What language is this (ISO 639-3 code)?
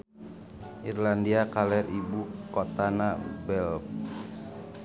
sun